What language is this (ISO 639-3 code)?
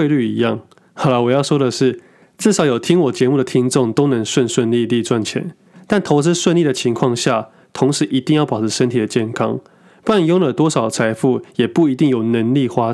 zho